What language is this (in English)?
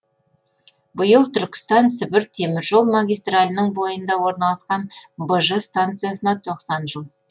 Kazakh